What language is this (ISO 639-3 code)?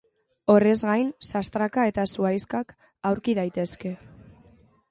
eus